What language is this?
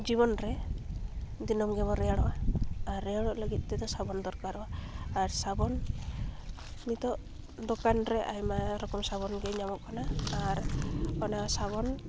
Santali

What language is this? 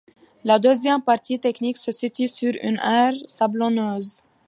French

